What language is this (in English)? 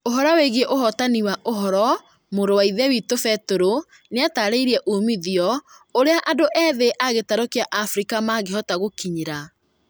Kikuyu